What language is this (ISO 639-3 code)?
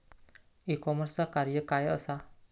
mar